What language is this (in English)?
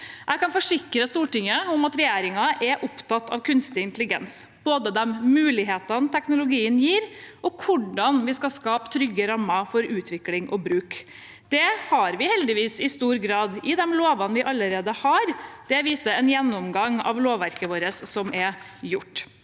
Norwegian